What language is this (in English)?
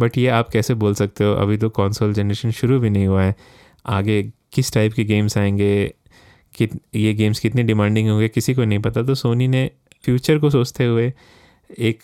Hindi